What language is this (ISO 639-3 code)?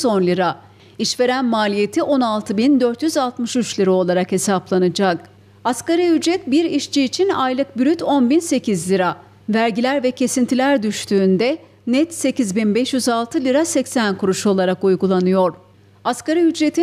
tur